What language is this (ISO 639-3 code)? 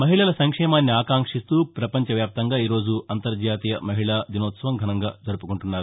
tel